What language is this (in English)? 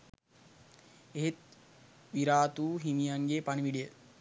Sinhala